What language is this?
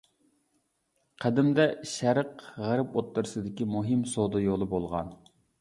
Uyghur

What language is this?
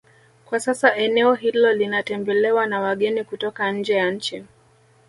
Swahili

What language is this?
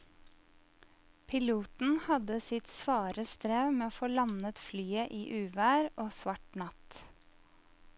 Norwegian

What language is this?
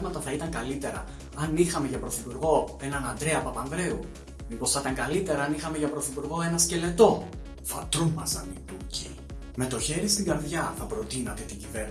Greek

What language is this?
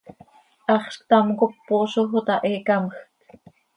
Seri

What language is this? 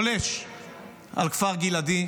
Hebrew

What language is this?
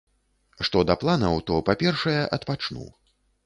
Belarusian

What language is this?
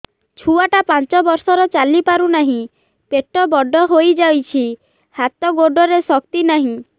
Odia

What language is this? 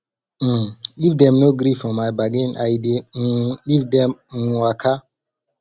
Nigerian Pidgin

